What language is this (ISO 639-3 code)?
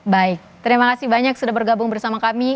ind